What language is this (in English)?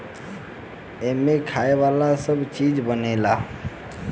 Bhojpuri